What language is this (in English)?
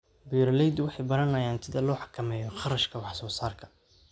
Somali